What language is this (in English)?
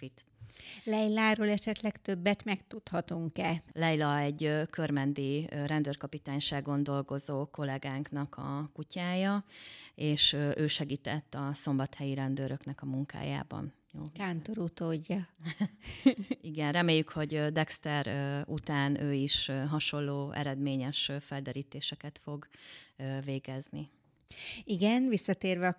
Hungarian